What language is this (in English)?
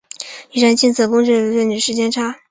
Chinese